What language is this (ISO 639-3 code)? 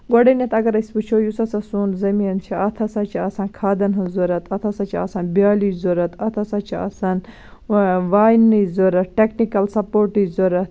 kas